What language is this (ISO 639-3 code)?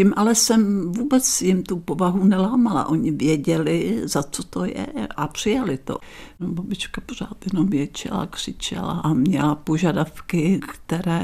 ces